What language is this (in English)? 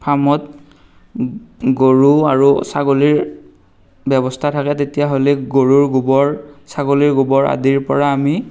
Assamese